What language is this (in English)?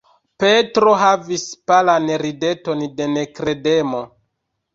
Esperanto